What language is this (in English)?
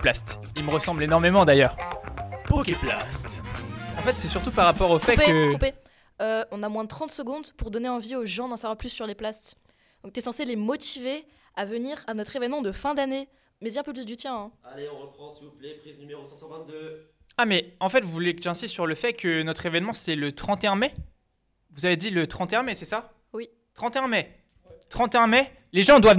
French